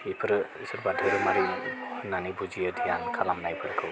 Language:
Bodo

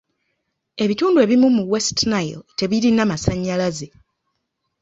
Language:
Ganda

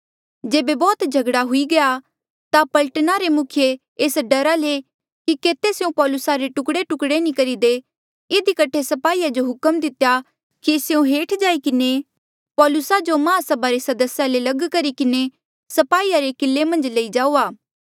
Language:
Mandeali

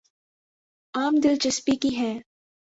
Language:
Urdu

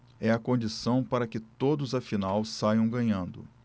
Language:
Portuguese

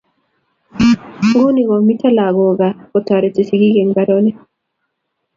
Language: Kalenjin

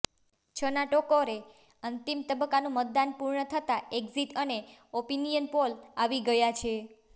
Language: Gujarati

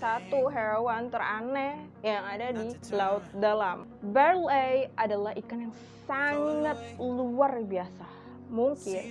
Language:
Indonesian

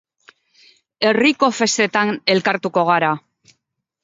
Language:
Basque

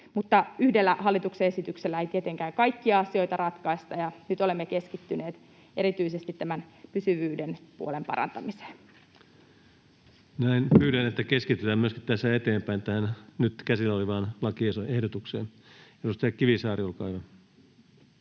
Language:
Finnish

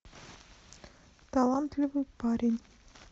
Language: Russian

